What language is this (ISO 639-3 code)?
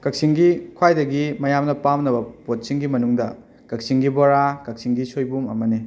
mni